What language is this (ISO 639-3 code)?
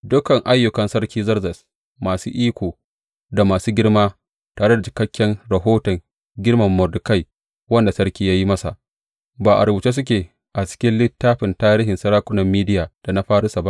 hau